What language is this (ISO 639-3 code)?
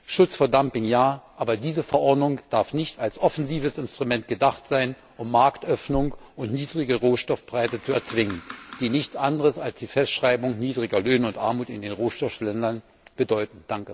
deu